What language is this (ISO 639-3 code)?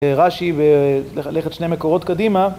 heb